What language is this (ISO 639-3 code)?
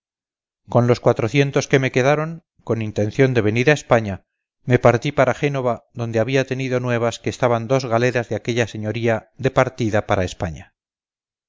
spa